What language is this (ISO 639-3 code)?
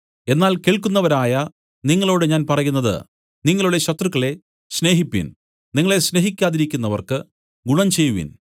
mal